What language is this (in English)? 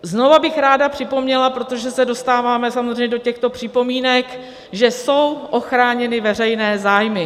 Czech